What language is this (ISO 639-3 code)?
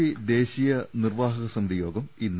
mal